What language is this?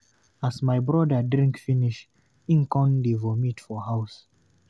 Nigerian Pidgin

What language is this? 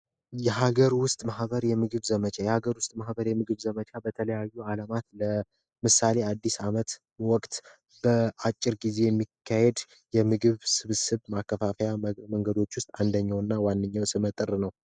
Amharic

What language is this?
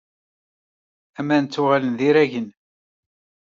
Kabyle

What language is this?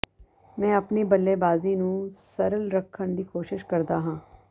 Punjabi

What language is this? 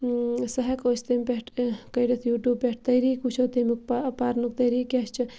Kashmiri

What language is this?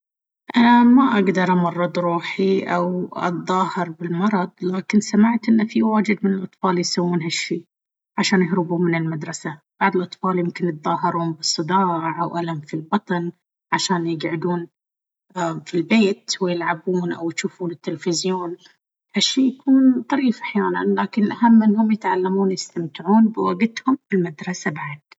Baharna Arabic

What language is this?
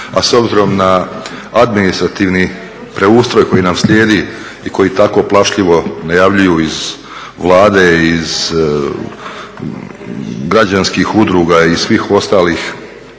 Croatian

